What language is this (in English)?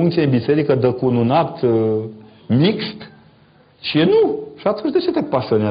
Romanian